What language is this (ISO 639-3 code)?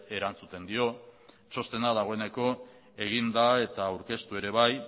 eus